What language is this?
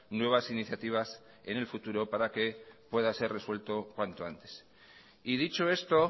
Spanish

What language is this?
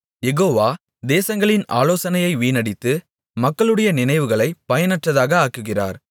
Tamil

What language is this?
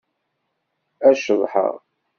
Kabyle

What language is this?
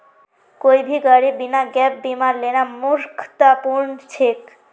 Magahi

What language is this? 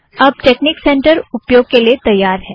Hindi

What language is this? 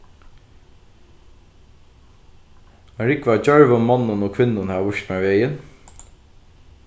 Faroese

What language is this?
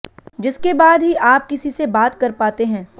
Hindi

